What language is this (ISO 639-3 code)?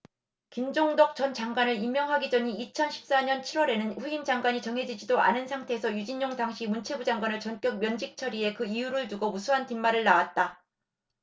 kor